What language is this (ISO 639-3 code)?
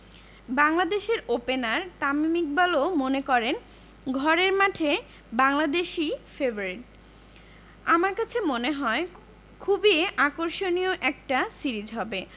ben